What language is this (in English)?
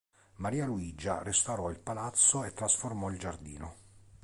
Italian